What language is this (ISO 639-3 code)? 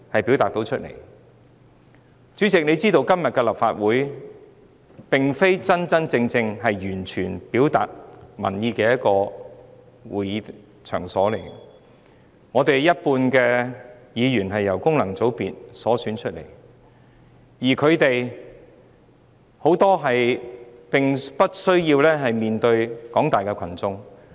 yue